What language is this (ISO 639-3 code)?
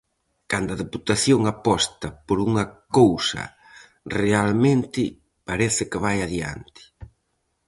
glg